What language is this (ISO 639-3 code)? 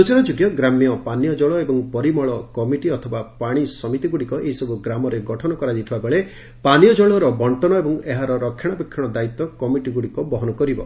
ori